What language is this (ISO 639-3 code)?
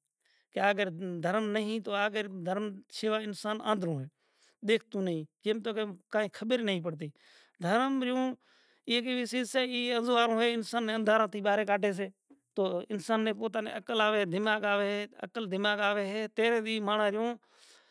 gjk